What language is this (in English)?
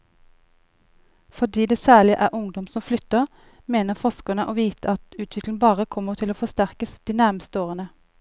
Norwegian